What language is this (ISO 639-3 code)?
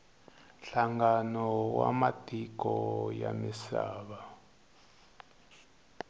tso